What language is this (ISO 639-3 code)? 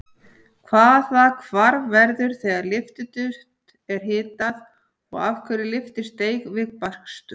isl